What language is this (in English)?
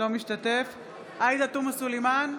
Hebrew